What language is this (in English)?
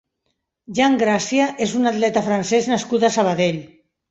Catalan